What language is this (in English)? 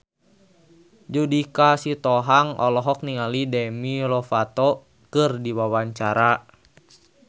Sundanese